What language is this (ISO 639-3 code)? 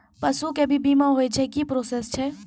mai